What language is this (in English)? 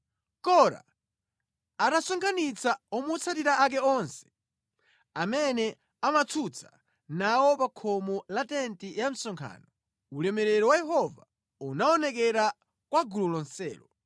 Nyanja